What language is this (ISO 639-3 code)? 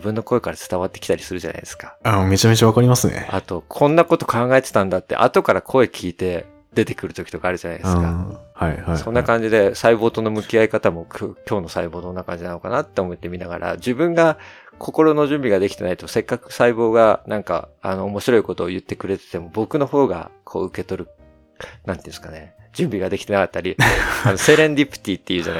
jpn